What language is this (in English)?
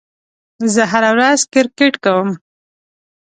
Pashto